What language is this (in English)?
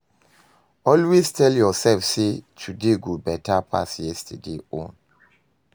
Nigerian Pidgin